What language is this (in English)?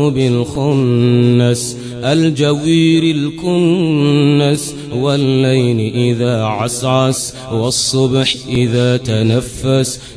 Arabic